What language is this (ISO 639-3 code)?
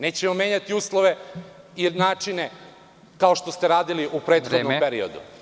srp